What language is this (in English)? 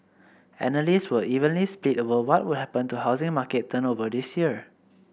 English